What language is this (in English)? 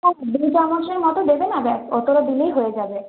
Bangla